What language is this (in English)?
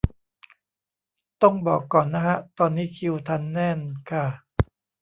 Thai